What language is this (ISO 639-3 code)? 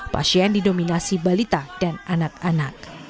ind